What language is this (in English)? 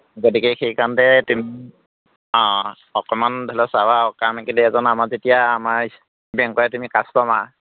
Assamese